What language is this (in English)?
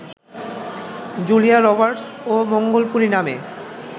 Bangla